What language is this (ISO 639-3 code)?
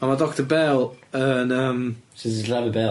cym